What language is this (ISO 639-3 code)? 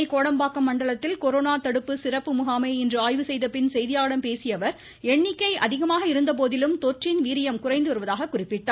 tam